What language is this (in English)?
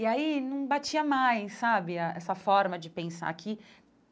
Portuguese